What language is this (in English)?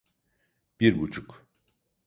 Turkish